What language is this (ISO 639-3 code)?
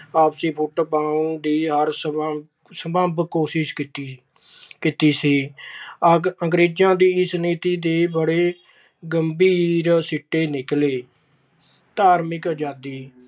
pan